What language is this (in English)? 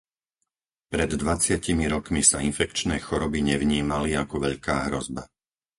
Slovak